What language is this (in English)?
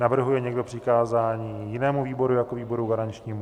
Czech